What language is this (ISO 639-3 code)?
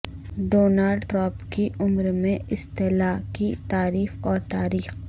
urd